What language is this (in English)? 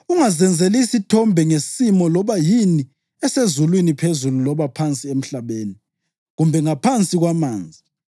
North Ndebele